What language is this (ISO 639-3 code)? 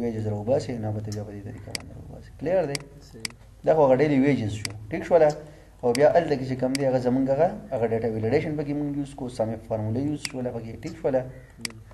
ara